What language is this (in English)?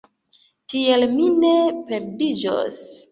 Esperanto